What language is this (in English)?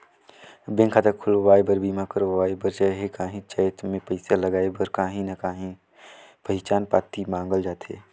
Chhattisgarhi